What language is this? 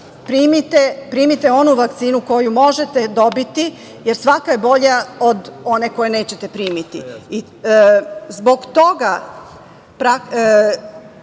Serbian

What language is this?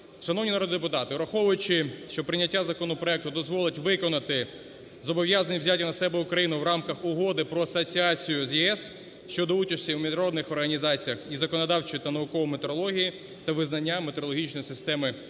Ukrainian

